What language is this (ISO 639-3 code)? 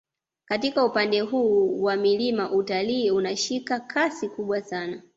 swa